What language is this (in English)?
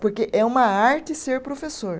Portuguese